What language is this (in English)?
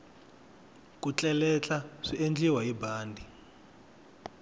Tsonga